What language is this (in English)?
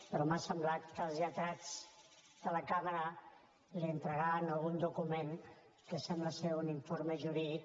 Catalan